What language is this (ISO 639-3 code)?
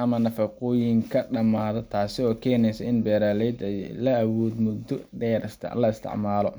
som